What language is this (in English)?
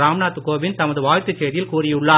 Tamil